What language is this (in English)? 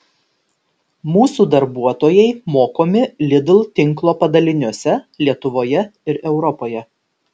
Lithuanian